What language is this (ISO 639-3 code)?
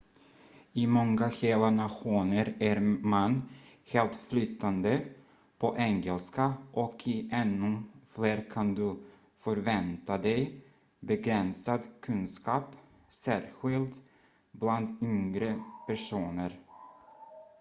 swe